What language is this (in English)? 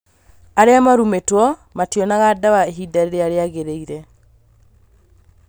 Kikuyu